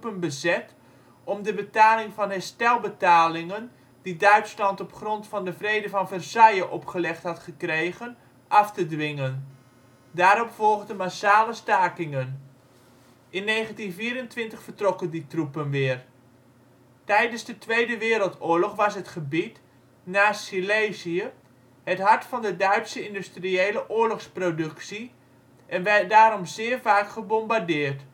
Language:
Dutch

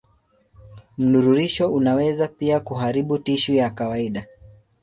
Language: Swahili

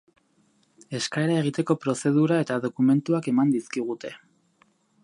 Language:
Basque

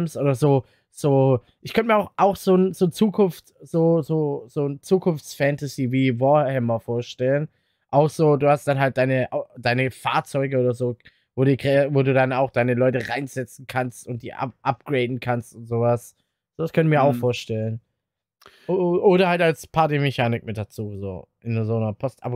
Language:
German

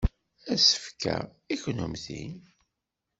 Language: Kabyle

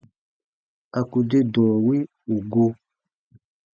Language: Baatonum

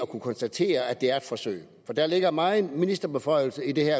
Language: Danish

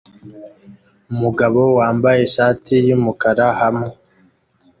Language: Kinyarwanda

